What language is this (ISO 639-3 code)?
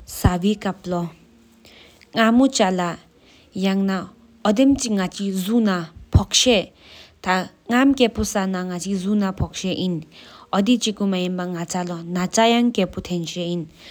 sip